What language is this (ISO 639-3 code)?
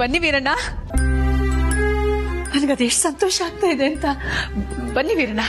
kan